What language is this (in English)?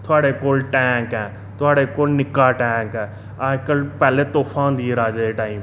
Dogri